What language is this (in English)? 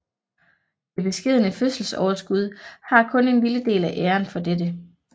Danish